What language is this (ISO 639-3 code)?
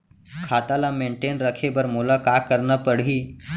hne